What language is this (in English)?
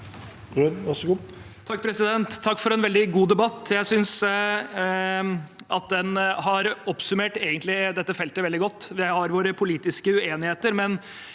Norwegian